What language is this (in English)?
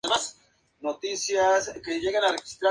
Spanish